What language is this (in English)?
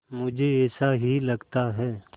Hindi